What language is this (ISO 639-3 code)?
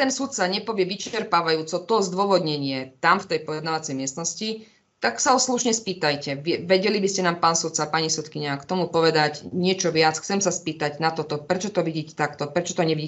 slk